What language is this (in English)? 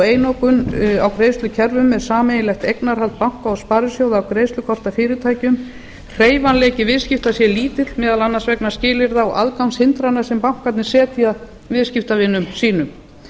Icelandic